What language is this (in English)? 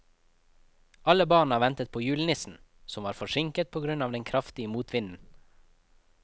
Norwegian